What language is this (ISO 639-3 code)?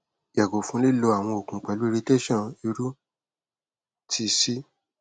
yor